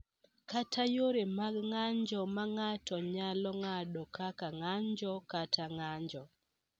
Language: Luo (Kenya and Tanzania)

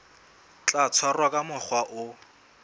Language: Southern Sotho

